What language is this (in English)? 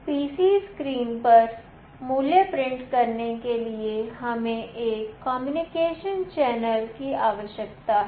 Hindi